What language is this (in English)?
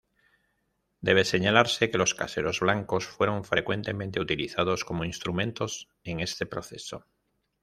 Spanish